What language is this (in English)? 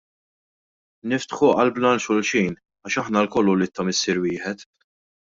Maltese